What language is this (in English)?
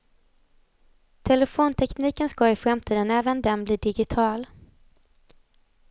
Swedish